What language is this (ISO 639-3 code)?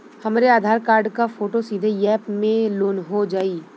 bho